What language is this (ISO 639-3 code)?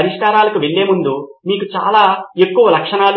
tel